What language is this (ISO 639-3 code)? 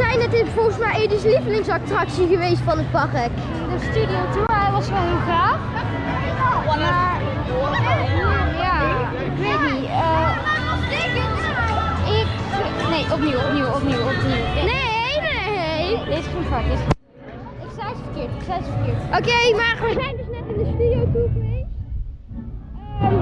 nld